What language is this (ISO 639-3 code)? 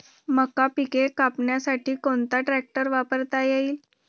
mar